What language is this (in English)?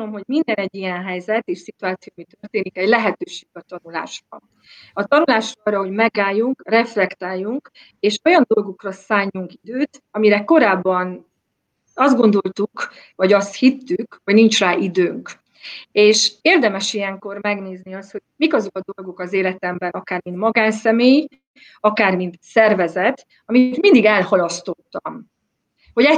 Hungarian